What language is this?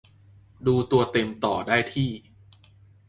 Thai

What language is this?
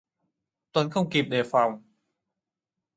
Vietnamese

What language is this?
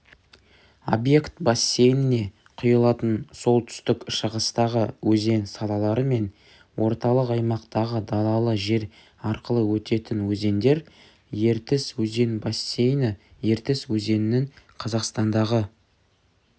Kazakh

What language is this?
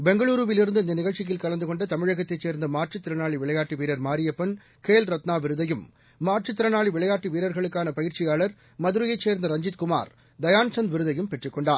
Tamil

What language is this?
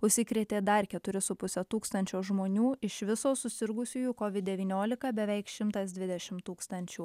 Lithuanian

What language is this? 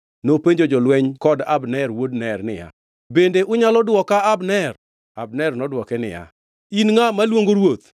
Luo (Kenya and Tanzania)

